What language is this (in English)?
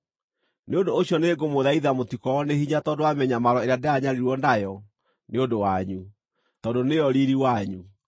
Kikuyu